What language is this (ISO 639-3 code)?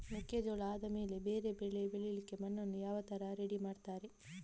kan